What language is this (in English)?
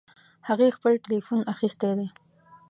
Pashto